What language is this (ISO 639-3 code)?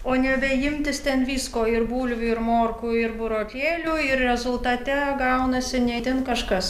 lit